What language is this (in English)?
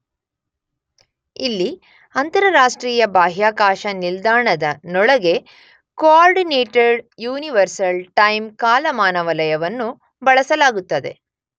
Kannada